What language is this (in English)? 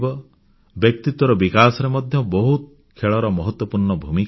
Odia